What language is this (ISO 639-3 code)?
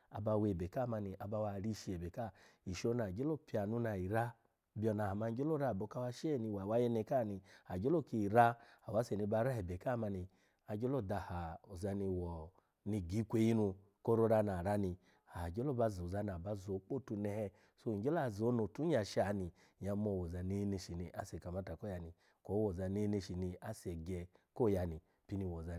ala